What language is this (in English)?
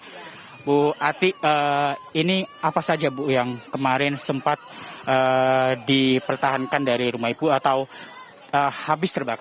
Indonesian